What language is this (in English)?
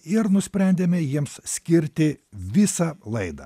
Lithuanian